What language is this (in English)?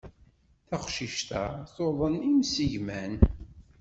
Kabyle